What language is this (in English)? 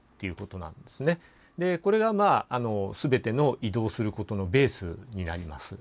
Japanese